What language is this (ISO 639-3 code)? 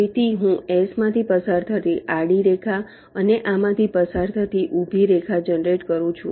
guj